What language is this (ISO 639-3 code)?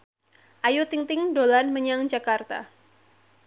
jav